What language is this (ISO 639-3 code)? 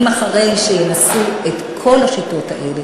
heb